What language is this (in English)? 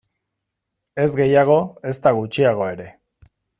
Basque